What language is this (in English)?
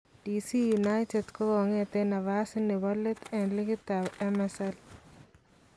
Kalenjin